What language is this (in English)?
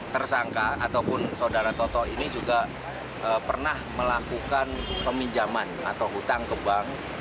Indonesian